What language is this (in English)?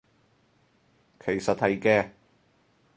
Cantonese